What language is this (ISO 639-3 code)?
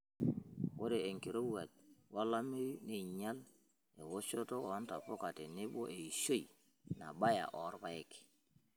mas